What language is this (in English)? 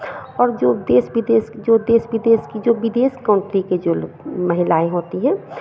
Hindi